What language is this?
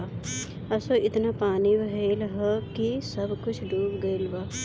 Bhojpuri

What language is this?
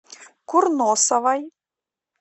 Russian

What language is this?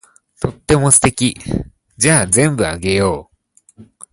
Japanese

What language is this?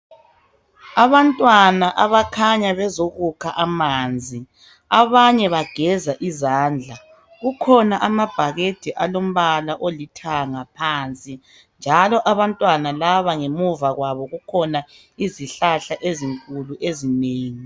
North Ndebele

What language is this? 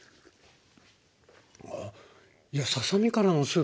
Japanese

